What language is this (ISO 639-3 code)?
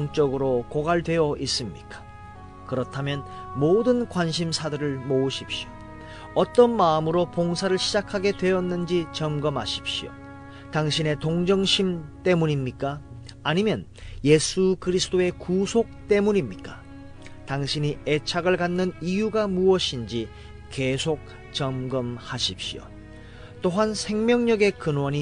kor